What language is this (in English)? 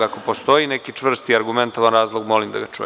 Serbian